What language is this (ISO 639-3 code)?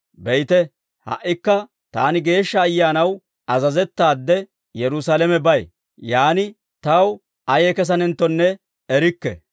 dwr